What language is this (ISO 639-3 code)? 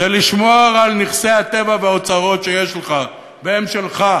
heb